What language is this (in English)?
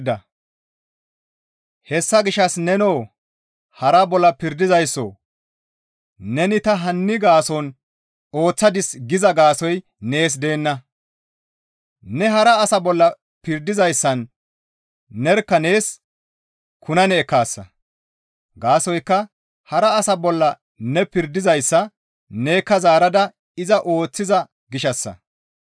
Gamo